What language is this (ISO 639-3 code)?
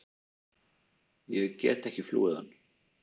isl